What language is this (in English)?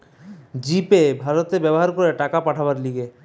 Bangla